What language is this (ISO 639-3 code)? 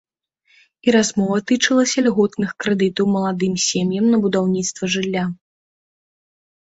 bel